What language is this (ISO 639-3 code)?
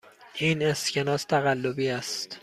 fas